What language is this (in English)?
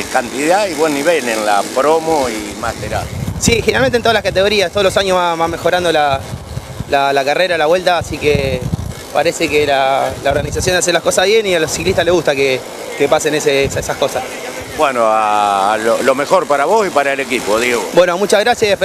Spanish